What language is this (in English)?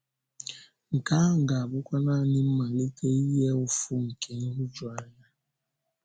Igbo